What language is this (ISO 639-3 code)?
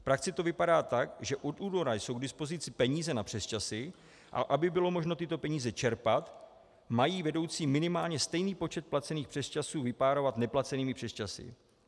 ces